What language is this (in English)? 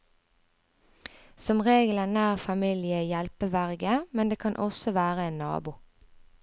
Norwegian